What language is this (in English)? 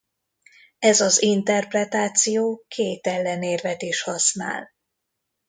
Hungarian